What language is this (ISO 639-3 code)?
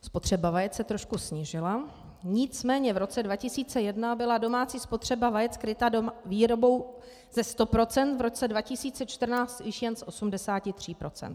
ces